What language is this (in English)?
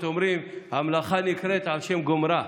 Hebrew